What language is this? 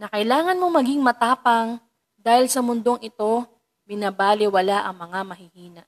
Filipino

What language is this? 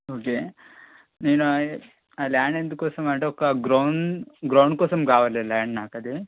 Telugu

